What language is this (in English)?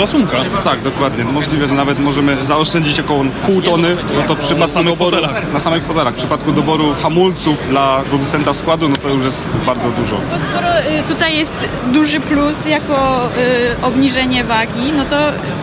Polish